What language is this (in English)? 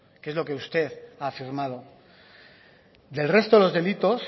Spanish